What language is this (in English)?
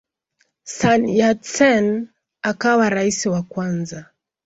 Swahili